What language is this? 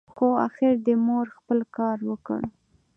Pashto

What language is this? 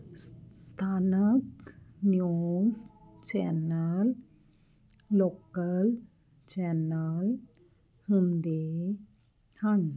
Punjabi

